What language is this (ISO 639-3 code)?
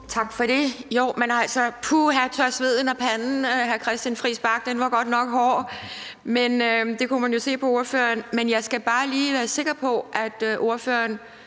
dan